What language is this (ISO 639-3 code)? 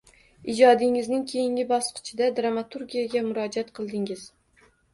uzb